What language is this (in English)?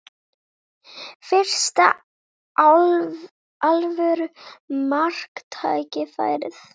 Icelandic